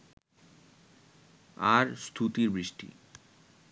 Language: Bangla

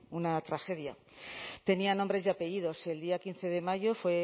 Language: Spanish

